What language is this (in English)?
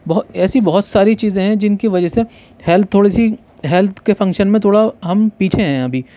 Urdu